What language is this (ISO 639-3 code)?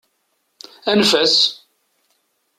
kab